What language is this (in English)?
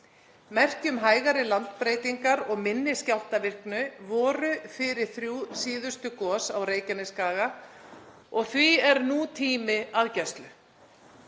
Icelandic